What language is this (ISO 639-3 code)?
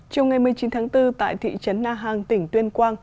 vie